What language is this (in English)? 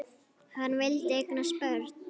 Icelandic